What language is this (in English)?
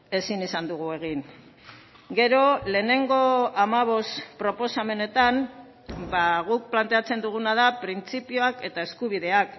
Basque